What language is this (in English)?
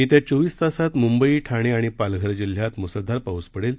Marathi